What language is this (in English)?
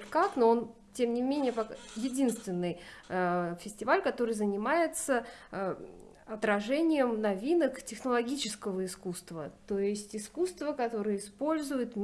Russian